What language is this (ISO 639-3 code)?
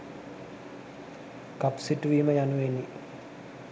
sin